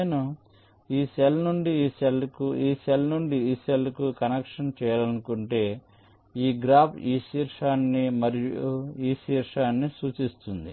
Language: Telugu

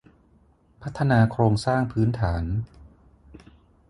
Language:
Thai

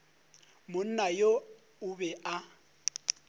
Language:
Northern Sotho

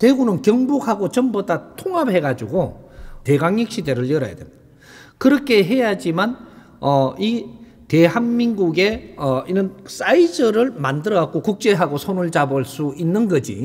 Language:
Korean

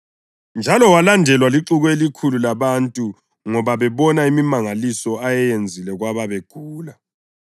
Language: North Ndebele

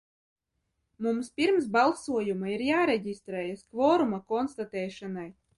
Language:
Latvian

